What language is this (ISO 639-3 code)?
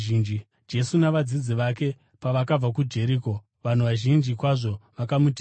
sna